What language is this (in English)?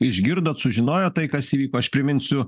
Lithuanian